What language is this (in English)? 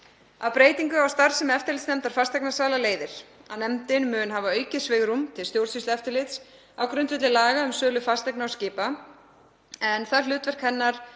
Icelandic